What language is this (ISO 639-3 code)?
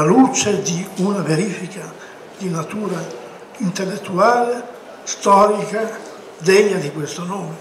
ita